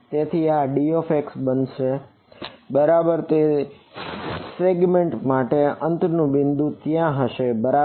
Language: Gujarati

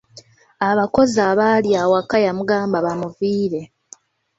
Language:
Ganda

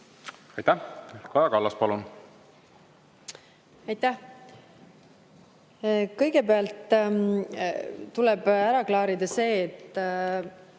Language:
Estonian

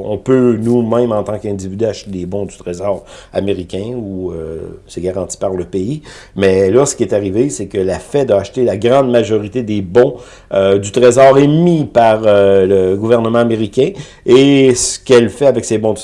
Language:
French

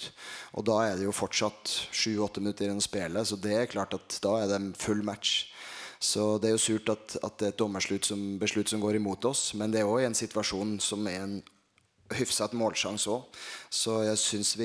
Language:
Swedish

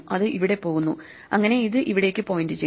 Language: Malayalam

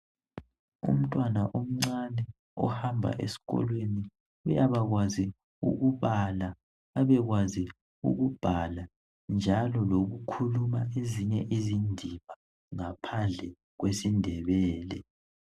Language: North Ndebele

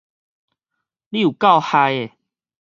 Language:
Min Nan Chinese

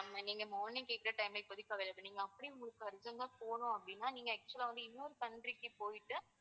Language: Tamil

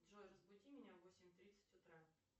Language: Russian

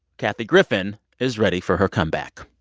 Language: English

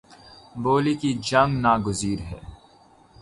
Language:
Urdu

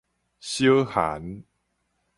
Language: Min Nan Chinese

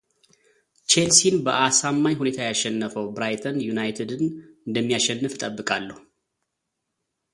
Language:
Amharic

